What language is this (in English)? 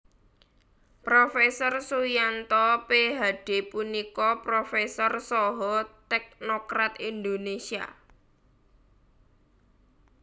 Javanese